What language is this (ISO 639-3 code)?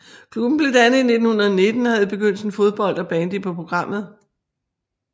dan